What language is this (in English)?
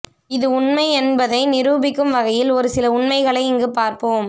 Tamil